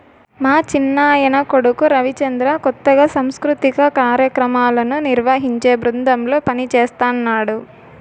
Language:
Telugu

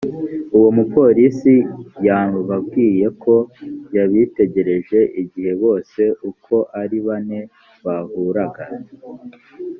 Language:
Kinyarwanda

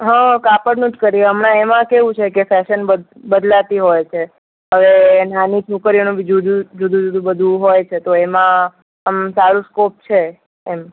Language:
Gujarati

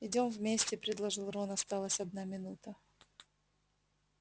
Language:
Russian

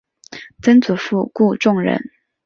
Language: Chinese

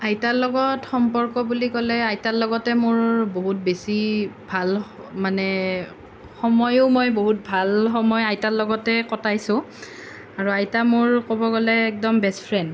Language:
Assamese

